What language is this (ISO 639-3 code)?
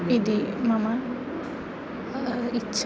san